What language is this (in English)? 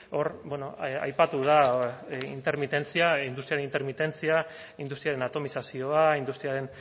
Basque